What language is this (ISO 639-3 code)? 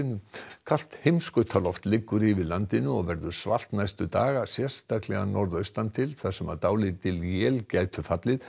isl